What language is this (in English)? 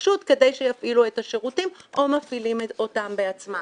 Hebrew